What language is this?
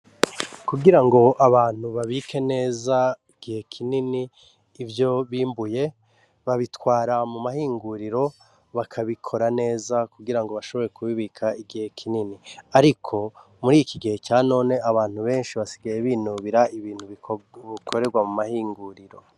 Rundi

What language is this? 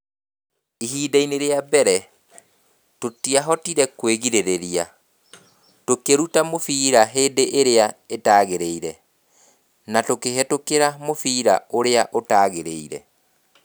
Kikuyu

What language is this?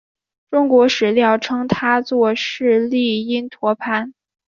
Chinese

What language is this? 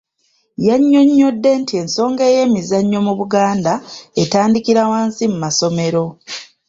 Ganda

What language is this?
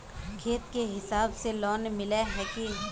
Magahi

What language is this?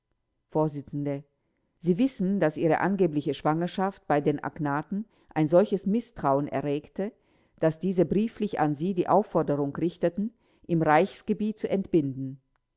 German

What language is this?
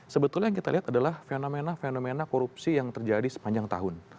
Indonesian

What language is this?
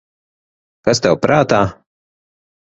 Latvian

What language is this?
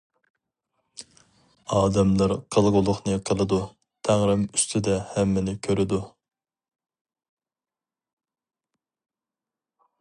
Uyghur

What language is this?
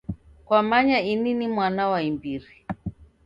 Taita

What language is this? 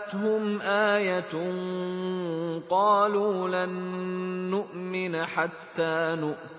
Arabic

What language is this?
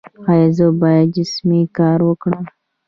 Pashto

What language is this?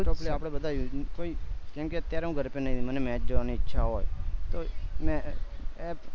Gujarati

